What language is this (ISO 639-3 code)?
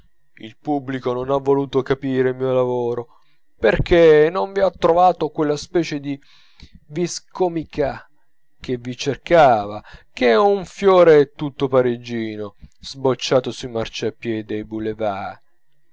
ita